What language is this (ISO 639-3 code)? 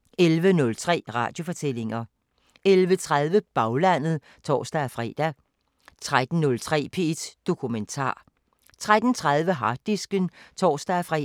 dan